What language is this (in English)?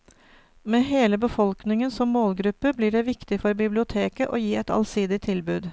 Norwegian